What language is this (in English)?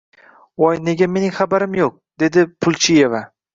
Uzbek